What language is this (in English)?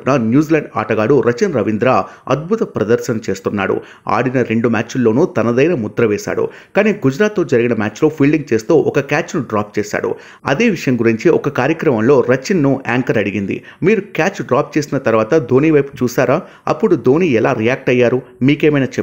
Telugu